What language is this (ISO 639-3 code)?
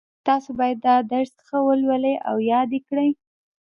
pus